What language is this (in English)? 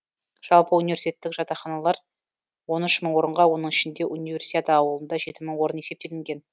Kazakh